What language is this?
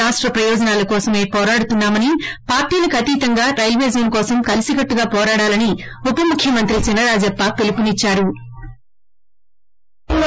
Telugu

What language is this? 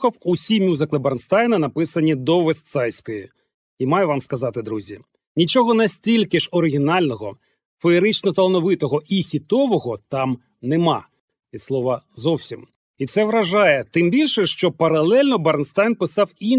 Ukrainian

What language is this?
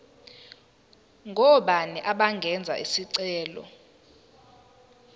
Zulu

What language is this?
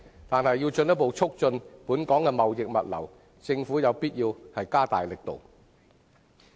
Cantonese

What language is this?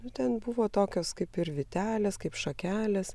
Lithuanian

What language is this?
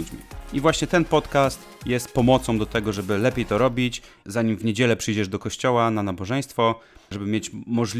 Polish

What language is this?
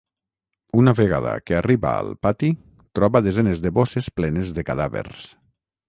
Catalan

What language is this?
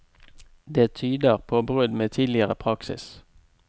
Norwegian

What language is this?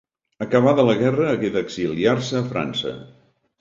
Catalan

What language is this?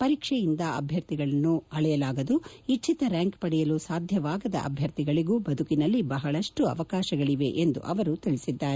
Kannada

